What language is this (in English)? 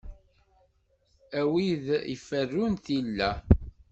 Kabyle